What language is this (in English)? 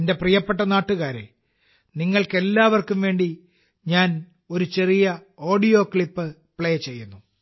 Malayalam